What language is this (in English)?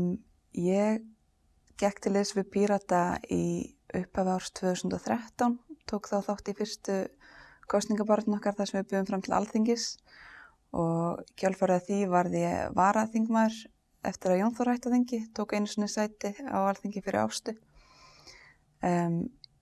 Icelandic